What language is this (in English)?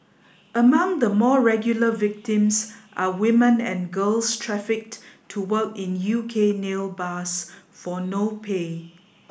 English